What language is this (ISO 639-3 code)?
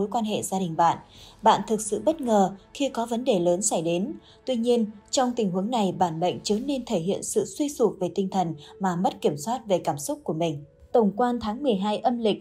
vie